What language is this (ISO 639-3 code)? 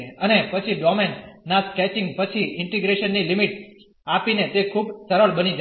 guj